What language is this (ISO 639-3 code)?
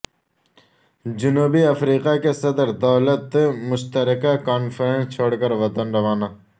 urd